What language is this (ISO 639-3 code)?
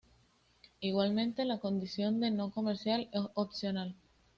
spa